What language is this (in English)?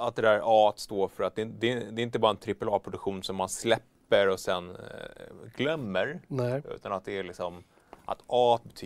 Swedish